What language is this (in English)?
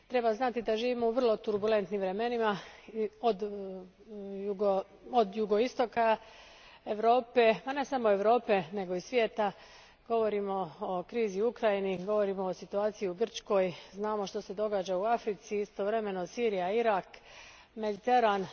Croatian